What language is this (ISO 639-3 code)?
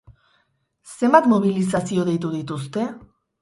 eus